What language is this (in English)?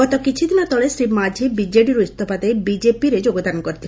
Odia